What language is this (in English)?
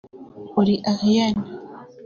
Kinyarwanda